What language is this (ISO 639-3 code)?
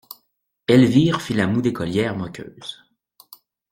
fra